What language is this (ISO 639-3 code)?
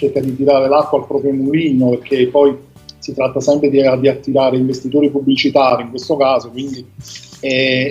ita